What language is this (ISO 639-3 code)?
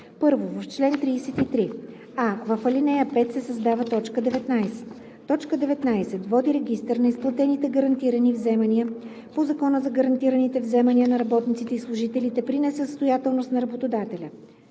bul